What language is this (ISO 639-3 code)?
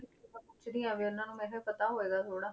pan